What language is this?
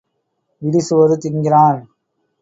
Tamil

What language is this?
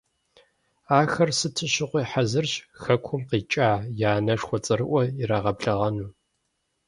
Kabardian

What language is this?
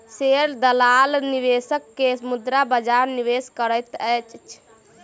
Maithili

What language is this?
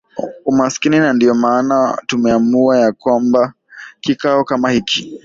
Swahili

